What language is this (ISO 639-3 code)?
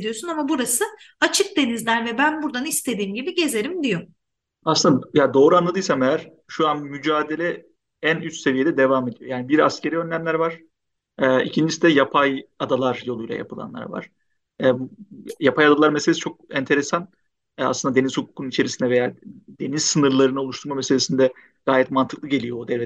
tur